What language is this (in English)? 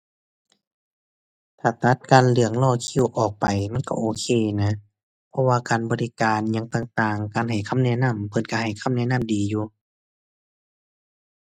Thai